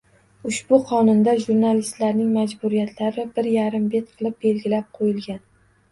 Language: Uzbek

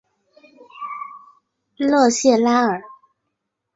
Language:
Chinese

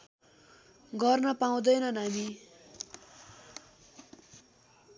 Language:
Nepali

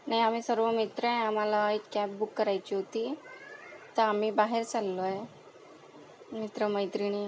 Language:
Marathi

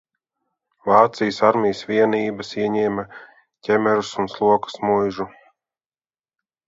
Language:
Latvian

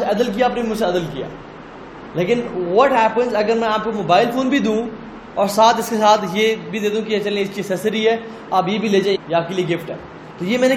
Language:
Urdu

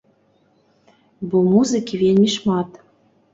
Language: Belarusian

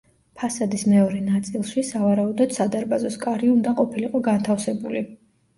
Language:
Georgian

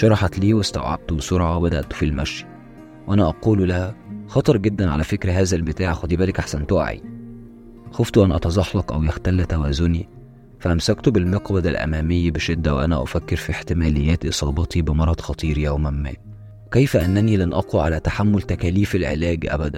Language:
Arabic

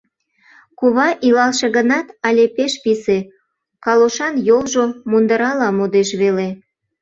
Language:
Mari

